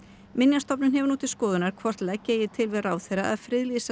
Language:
Icelandic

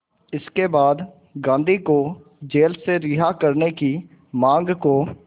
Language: Hindi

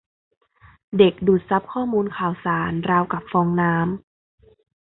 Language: Thai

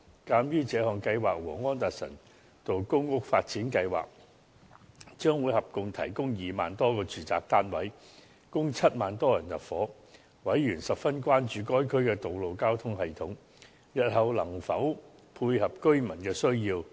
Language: Cantonese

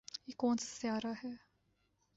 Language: Urdu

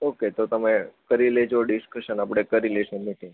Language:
Gujarati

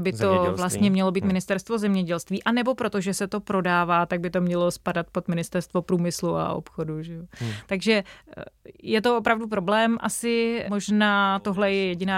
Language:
Czech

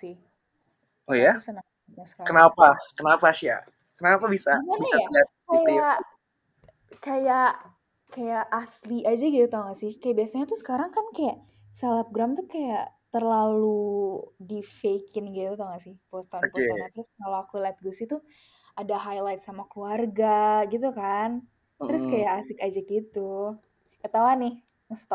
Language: Indonesian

